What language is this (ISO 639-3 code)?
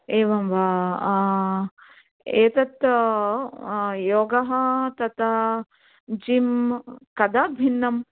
san